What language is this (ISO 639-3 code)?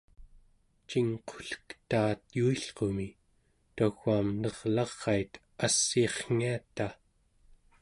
esu